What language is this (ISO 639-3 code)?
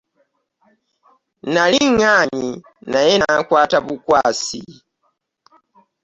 lug